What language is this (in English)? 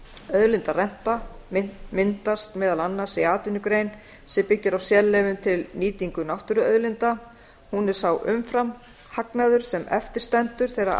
Icelandic